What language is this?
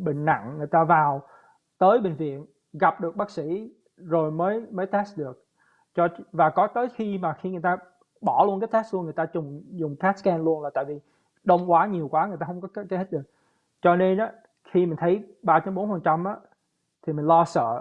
Vietnamese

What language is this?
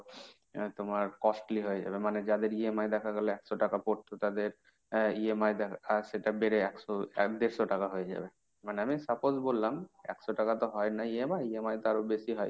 Bangla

